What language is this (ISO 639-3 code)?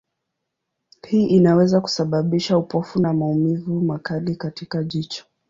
swa